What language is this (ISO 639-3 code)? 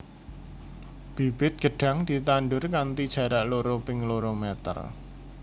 jav